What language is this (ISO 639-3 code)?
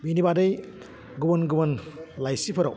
brx